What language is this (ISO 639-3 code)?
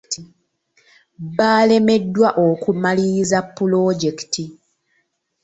lug